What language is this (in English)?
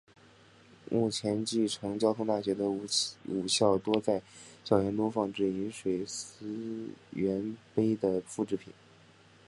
Chinese